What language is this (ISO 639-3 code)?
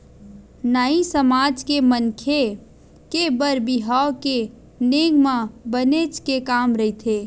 hne